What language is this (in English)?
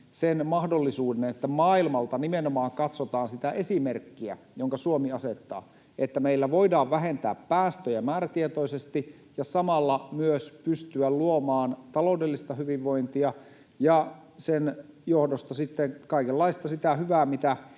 Finnish